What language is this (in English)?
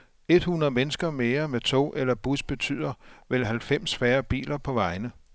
Danish